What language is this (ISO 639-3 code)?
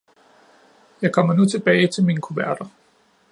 dan